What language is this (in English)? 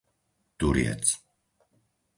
Slovak